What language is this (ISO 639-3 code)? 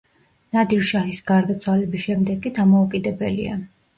kat